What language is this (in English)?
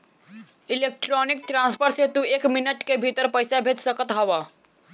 Bhojpuri